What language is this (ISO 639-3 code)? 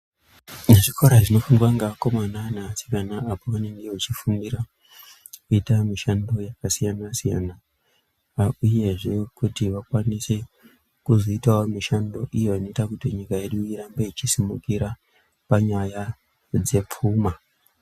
ndc